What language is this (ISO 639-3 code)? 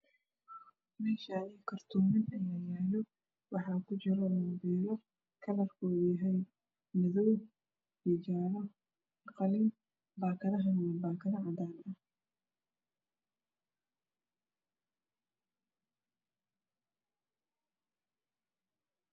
som